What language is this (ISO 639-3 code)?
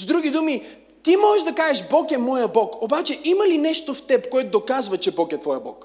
bul